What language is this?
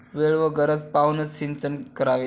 Marathi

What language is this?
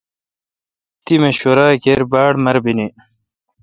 Kalkoti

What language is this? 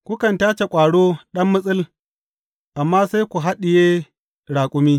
Hausa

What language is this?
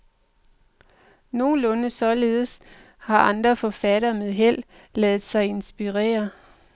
Danish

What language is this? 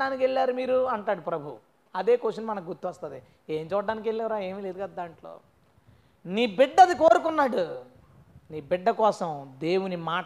Telugu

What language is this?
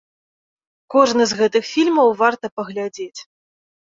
Belarusian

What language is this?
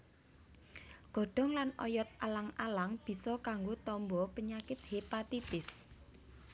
Javanese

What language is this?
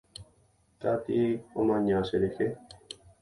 Guarani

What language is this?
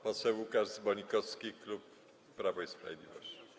Polish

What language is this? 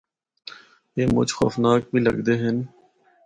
Northern Hindko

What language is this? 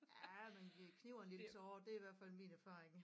Danish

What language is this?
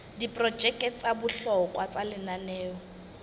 Southern Sotho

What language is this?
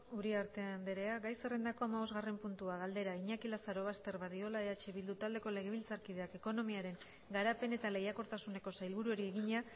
Basque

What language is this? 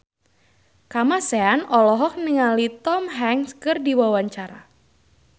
Sundanese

